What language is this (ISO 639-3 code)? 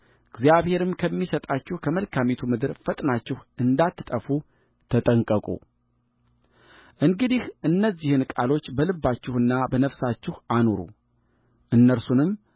amh